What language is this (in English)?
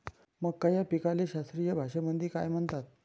Marathi